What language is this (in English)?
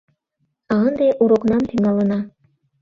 Mari